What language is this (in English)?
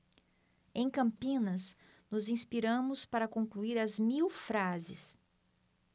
Portuguese